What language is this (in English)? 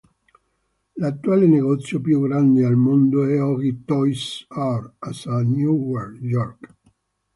Italian